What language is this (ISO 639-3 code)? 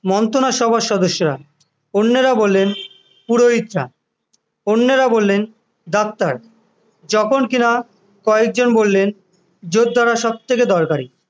ben